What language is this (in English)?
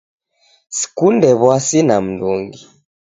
Taita